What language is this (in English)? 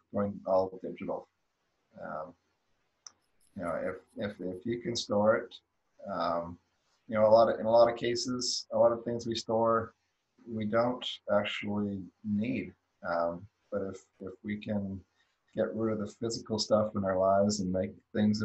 English